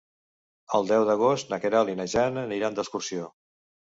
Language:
Catalan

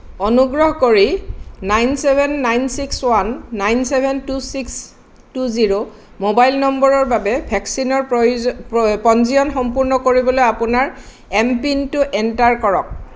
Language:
Assamese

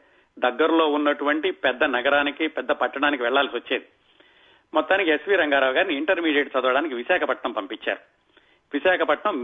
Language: Telugu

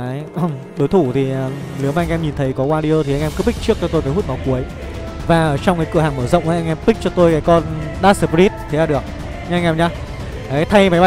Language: Vietnamese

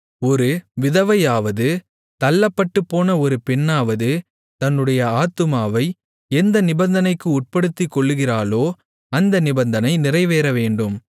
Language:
Tamil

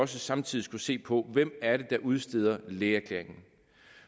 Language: Danish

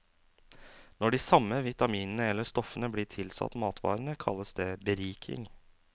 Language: Norwegian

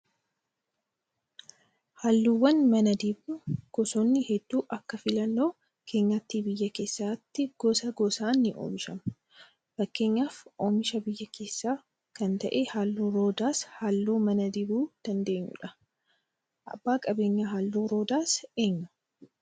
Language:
Oromo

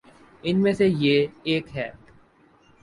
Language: Urdu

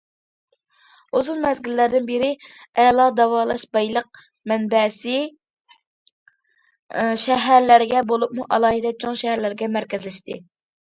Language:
Uyghur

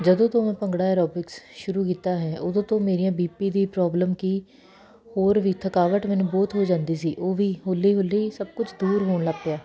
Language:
Punjabi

